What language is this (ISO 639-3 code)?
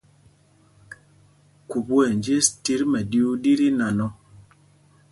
mgg